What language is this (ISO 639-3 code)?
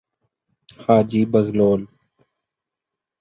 urd